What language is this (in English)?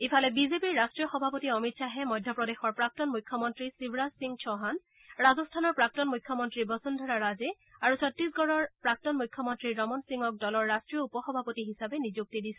Assamese